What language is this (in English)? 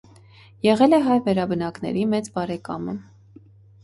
Armenian